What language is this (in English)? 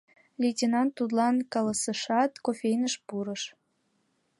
Mari